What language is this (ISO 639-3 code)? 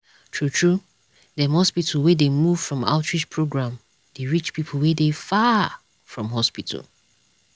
pcm